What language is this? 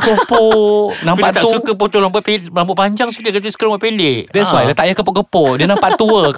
Malay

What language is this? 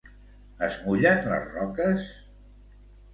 Catalan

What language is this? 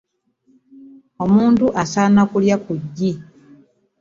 Ganda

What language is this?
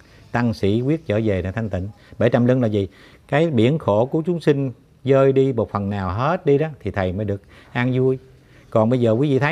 Vietnamese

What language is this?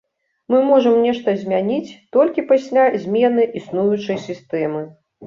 Belarusian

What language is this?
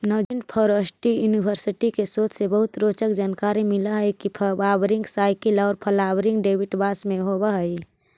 Magahi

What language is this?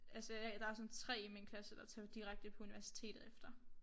Danish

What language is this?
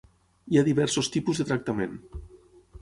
Catalan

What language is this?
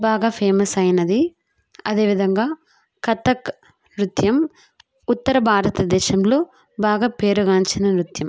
Telugu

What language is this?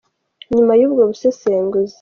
Kinyarwanda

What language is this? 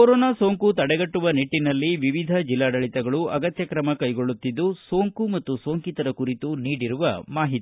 Kannada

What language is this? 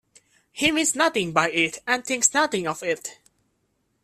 English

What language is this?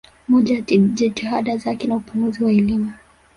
Swahili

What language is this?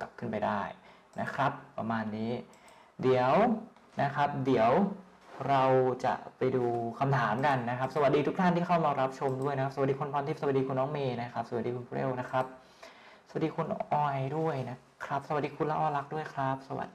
Thai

